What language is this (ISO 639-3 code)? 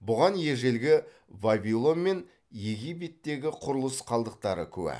kaz